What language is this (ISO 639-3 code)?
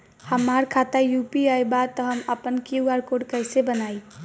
bho